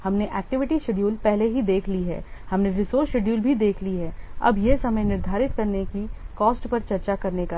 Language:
Hindi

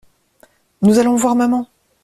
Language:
French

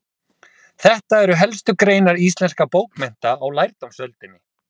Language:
Icelandic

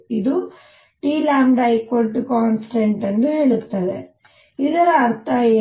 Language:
Kannada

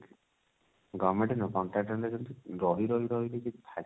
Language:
Odia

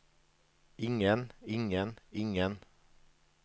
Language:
Norwegian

